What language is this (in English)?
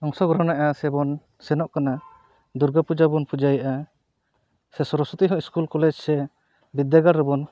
Santali